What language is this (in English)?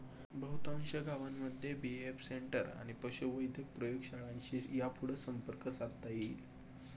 Marathi